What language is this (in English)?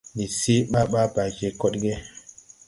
Tupuri